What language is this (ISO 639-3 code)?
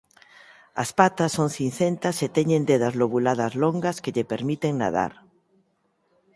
glg